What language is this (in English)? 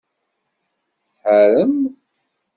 Kabyle